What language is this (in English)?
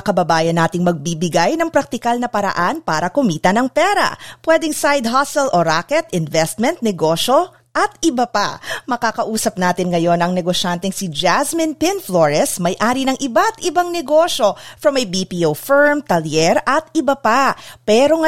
Filipino